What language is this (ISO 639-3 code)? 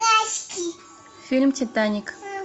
rus